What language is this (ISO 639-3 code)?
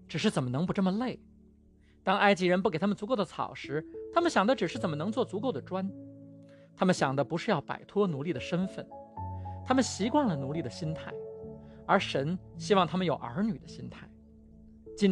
zho